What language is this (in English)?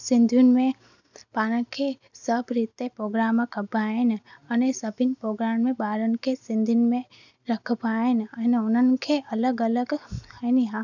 Sindhi